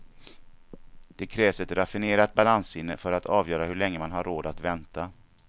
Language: Swedish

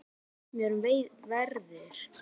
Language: Icelandic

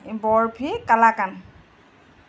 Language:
Assamese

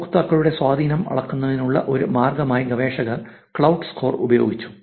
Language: Malayalam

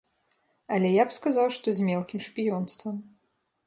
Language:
Belarusian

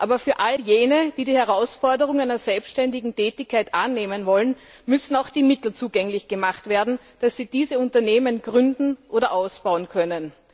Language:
German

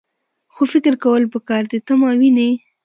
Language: Pashto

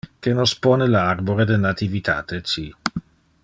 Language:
Interlingua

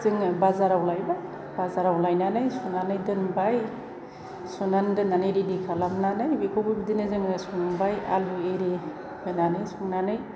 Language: Bodo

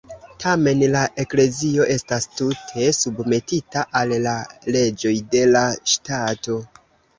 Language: Esperanto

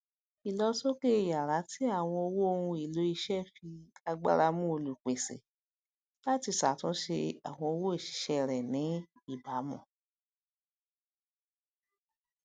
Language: Yoruba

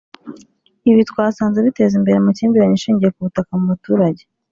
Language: Kinyarwanda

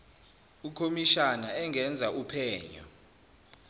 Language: Zulu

